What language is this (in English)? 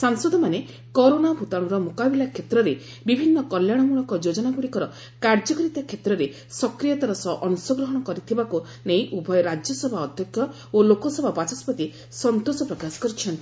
Odia